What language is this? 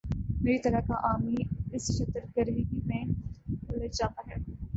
Urdu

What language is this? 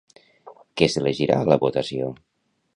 Catalan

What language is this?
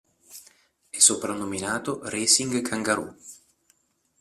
Italian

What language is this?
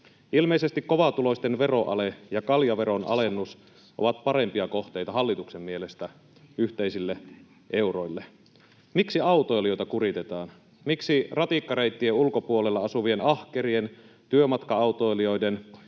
Finnish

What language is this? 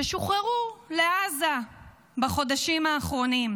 Hebrew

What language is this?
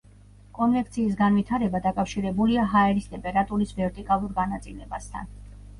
Georgian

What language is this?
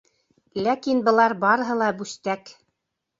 Bashkir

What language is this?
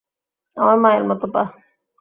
Bangla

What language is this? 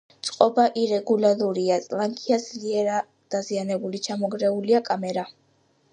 Georgian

